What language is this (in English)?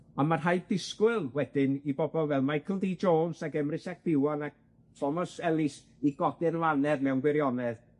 Welsh